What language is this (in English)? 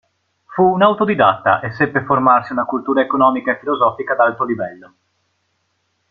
Italian